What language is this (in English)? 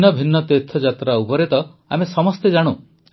Odia